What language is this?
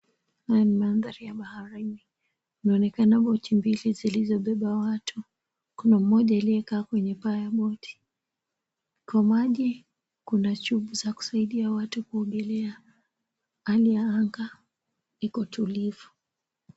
Swahili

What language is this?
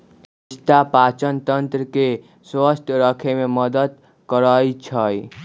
Magahi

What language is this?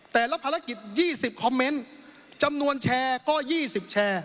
Thai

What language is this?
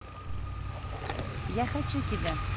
Russian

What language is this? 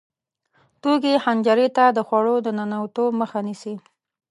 Pashto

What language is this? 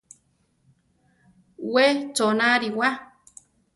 Central Tarahumara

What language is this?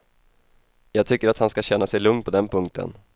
Swedish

